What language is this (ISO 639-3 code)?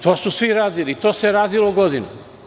srp